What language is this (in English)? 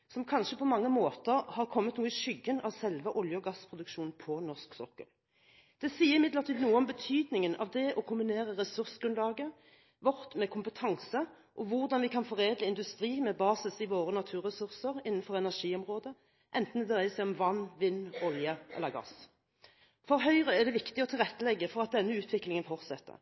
Norwegian Bokmål